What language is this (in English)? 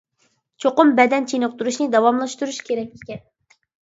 Uyghur